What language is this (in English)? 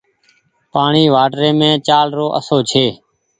Goaria